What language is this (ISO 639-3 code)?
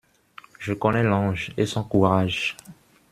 fra